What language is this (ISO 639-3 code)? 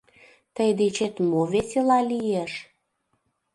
chm